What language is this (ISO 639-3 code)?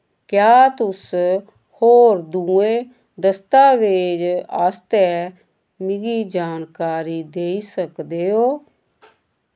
doi